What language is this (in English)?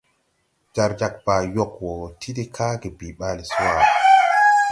Tupuri